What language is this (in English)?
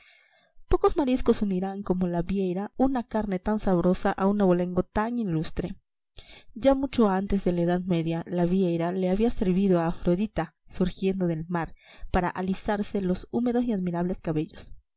Spanish